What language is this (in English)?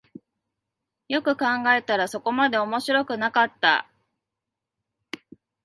Japanese